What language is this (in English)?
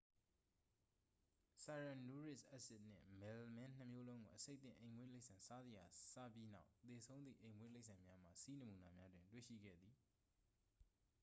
Burmese